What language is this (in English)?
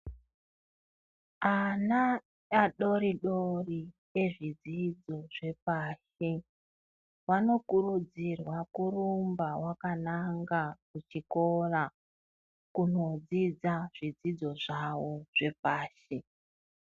Ndau